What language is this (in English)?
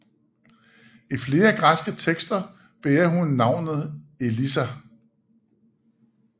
Danish